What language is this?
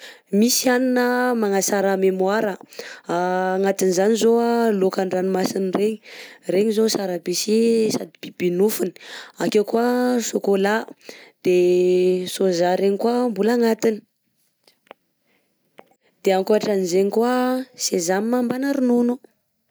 Southern Betsimisaraka Malagasy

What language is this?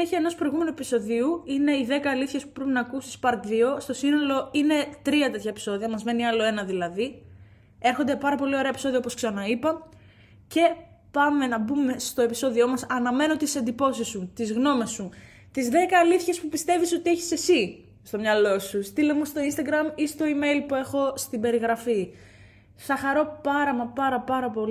Greek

